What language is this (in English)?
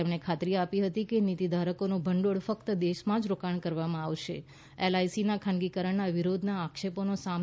Gujarati